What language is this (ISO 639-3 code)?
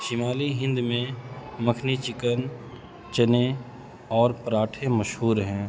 urd